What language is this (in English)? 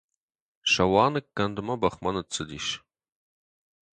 Ossetic